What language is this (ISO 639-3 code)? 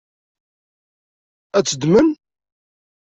kab